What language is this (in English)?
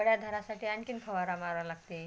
Marathi